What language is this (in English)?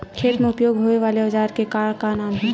Chhattisgarhi